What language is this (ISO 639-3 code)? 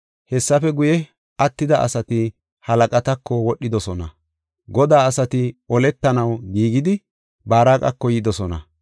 gof